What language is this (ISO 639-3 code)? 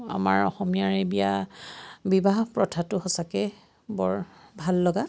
asm